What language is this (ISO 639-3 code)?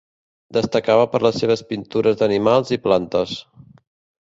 cat